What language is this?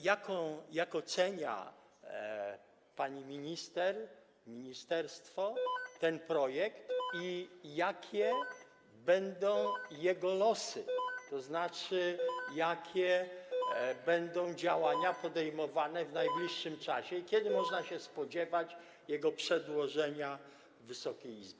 Polish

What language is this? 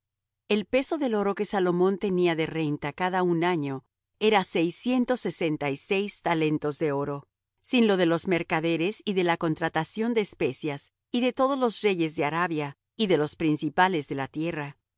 Spanish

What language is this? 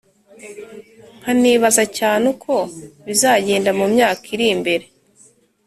Kinyarwanda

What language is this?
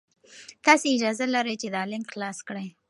Pashto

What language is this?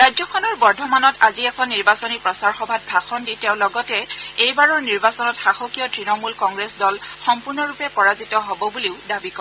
Assamese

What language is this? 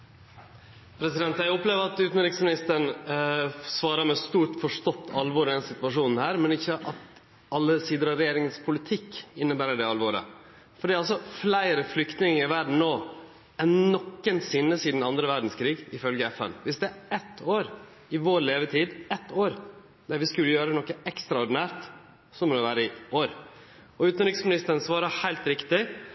Norwegian Nynorsk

